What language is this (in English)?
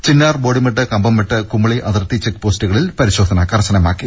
Malayalam